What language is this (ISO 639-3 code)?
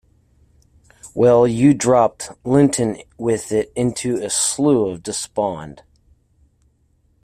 eng